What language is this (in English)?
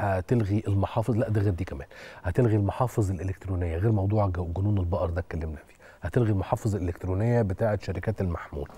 Arabic